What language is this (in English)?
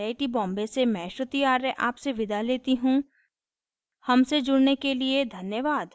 Hindi